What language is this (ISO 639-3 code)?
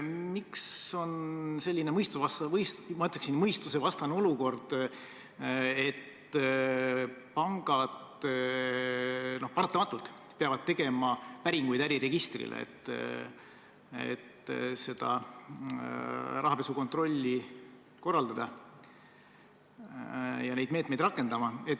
est